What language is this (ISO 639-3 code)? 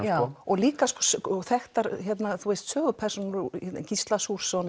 isl